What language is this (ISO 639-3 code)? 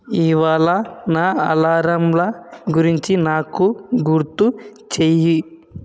tel